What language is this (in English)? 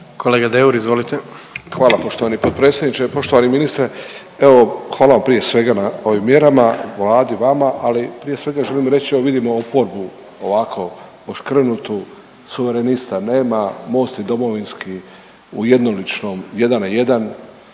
Croatian